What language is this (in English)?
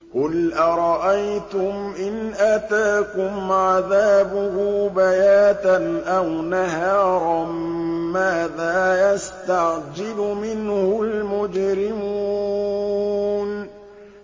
Arabic